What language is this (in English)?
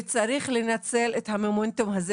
Hebrew